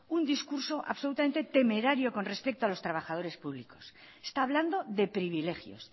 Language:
Spanish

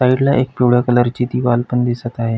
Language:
Marathi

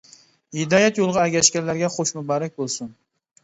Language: Uyghur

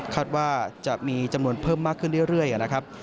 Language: Thai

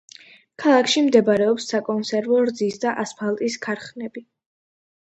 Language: Georgian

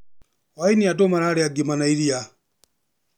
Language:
Kikuyu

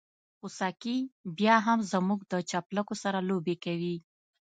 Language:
Pashto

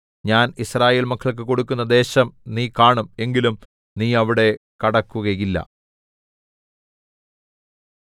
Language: Malayalam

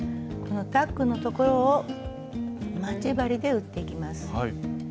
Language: Japanese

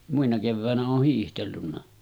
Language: Finnish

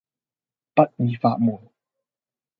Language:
Cantonese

